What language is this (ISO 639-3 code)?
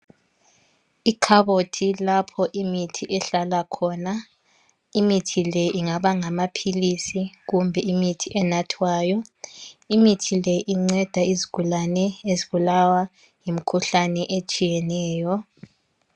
nde